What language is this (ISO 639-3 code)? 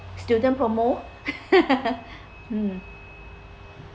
eng